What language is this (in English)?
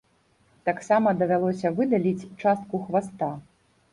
Belarusian